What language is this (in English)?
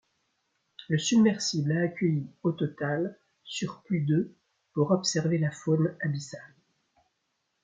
French